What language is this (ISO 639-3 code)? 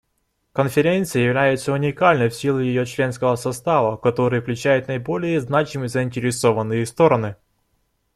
rus